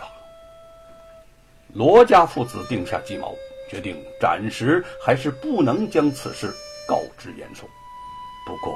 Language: Chinese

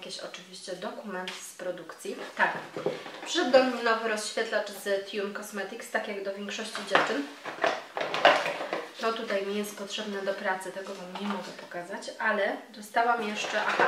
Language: Polish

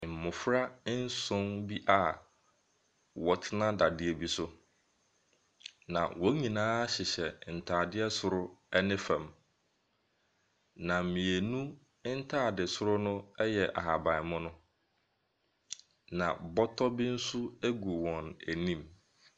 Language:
Akan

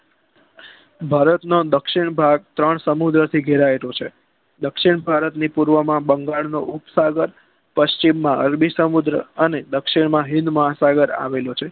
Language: Gujarati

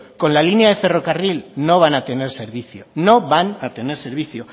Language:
Spanish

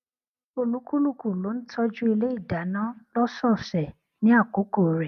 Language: Yoruba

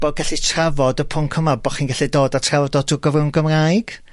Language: Welsh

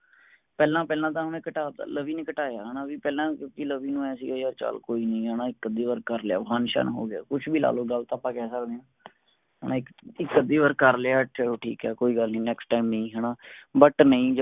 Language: Punjabi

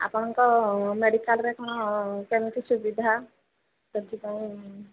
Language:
Odia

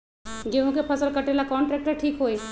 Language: Magahi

